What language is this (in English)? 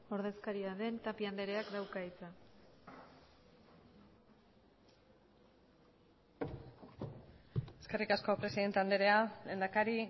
Basque